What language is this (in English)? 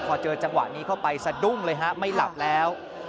Thai